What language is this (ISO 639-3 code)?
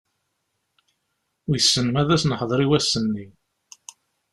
kab